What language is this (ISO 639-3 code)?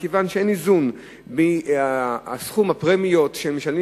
heb